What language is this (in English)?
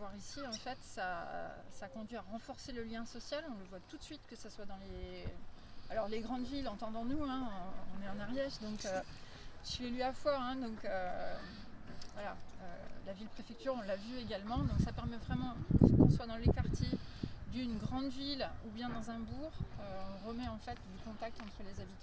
French